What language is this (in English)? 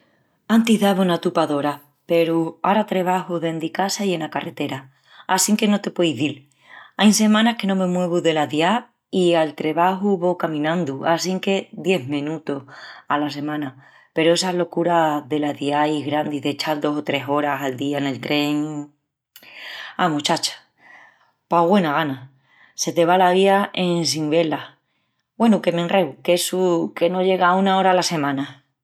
Extremaduran